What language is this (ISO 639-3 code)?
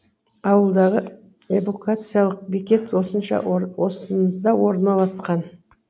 kaz